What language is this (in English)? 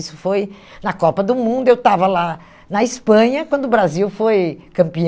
Portuguese